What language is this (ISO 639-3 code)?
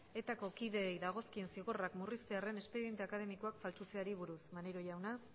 eus